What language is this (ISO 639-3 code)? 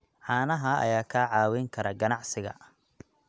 som